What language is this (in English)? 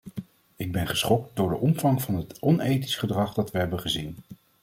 Dutch